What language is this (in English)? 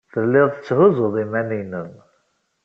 Kabyle